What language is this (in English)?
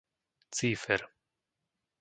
Slovak